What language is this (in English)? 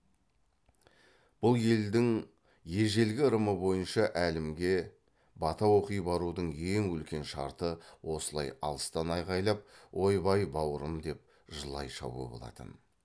Kazakh